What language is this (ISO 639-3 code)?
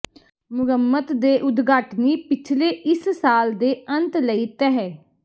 pan